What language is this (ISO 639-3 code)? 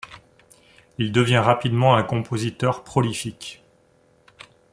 fra